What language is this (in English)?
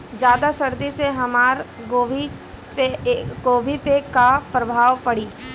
Bhojpuri